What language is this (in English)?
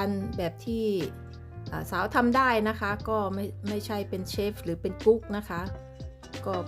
Thai